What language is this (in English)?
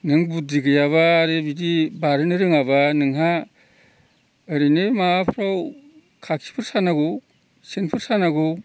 Bodo